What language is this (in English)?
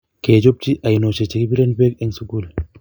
Kalenjin